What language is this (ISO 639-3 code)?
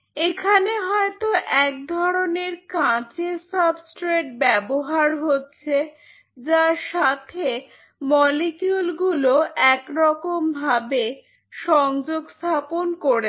ben